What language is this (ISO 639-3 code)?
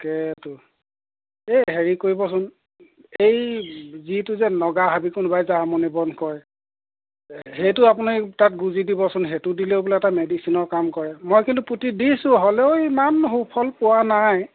asm